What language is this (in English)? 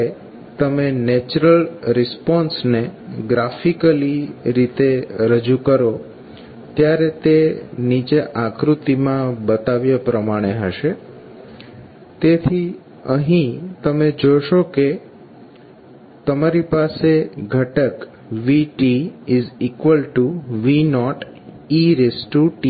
Gujarati